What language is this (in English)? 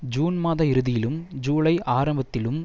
Tamil